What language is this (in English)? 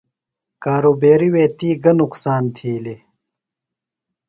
Phalura